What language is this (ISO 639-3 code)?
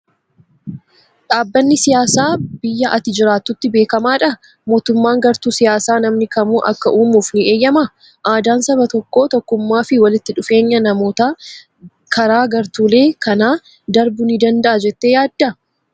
orm